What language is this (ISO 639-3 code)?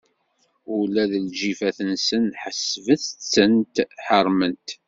kab